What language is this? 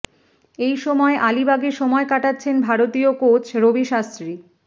Bangla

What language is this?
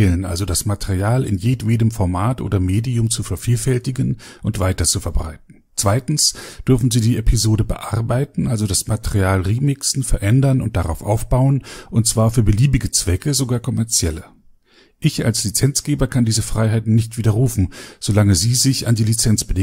German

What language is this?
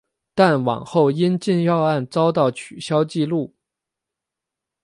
Chinese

